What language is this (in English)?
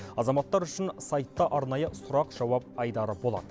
Kazakh